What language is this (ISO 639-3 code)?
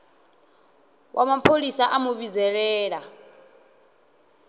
ven